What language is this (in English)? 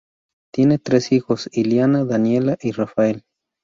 Spanish